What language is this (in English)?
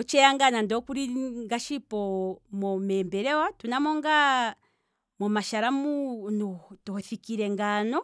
Kwambi